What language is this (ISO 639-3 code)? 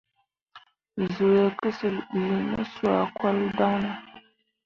mua